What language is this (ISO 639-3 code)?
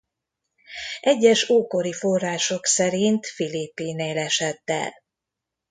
hun